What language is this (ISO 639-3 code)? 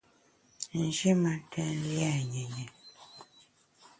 bax